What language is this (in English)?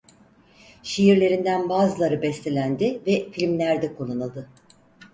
Turkish